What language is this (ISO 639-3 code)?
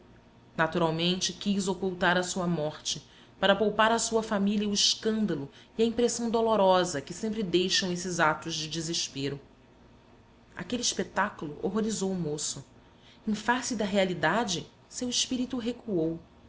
por